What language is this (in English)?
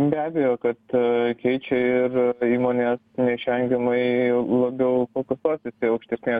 Lithuanian